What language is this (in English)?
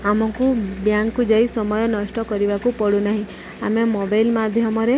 Odia